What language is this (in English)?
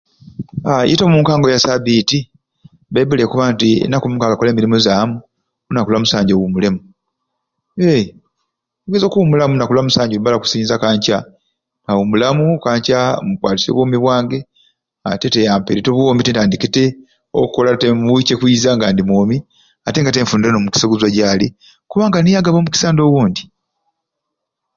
Ruuli